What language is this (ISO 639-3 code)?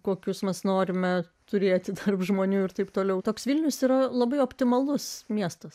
lit